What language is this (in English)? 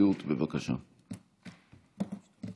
Hebrew